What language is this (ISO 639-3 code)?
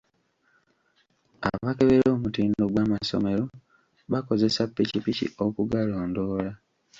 lug